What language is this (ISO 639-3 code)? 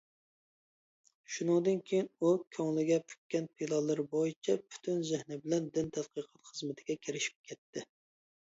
uig